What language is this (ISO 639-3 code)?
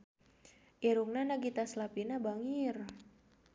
sun